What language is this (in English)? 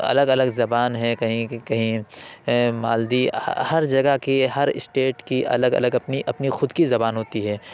Urdu